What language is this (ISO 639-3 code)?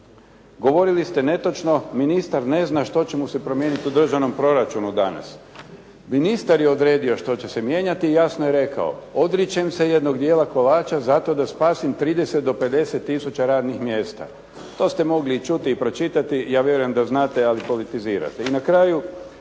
hrv